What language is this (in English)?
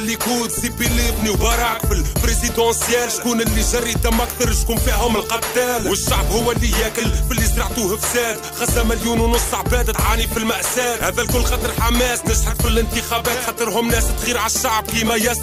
Arabic